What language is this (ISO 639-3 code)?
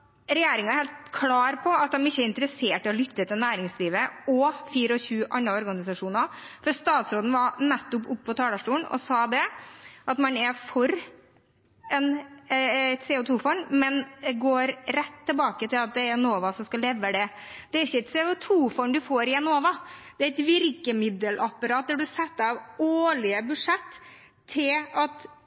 nob